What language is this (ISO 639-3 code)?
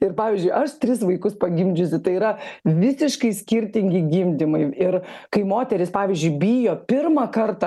lit